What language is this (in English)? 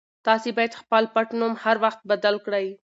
Pashto